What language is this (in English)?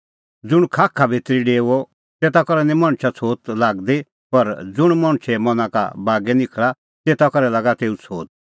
Kullu Pahari